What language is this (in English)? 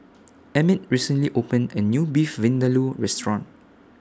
English